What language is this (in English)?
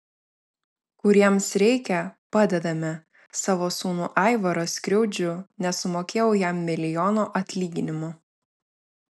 Lithuanian